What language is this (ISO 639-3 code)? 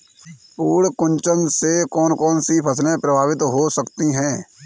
hin